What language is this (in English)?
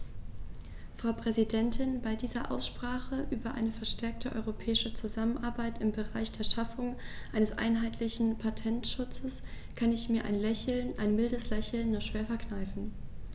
German